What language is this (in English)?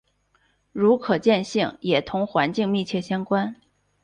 Chinese